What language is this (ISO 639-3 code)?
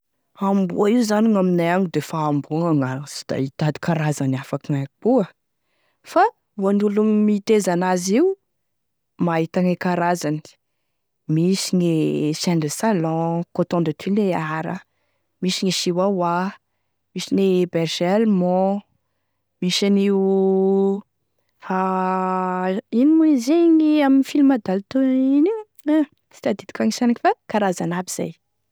tkg